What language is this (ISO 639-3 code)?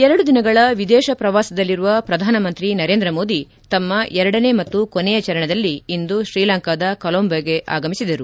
kan